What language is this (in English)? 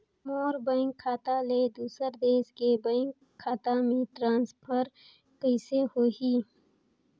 Chhattisgarhi